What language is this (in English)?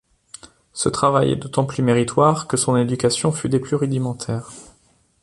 French